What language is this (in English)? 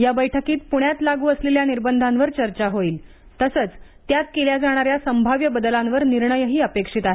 Marathi